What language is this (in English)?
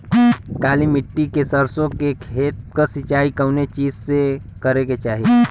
Bhojpuri